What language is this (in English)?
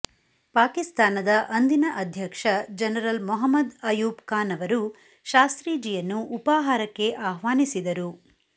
Kannada